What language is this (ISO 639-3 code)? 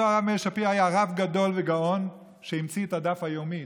heb